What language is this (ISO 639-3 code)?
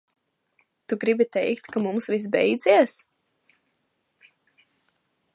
lav